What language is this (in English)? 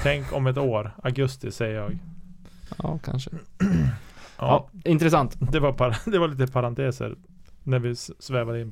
Swedish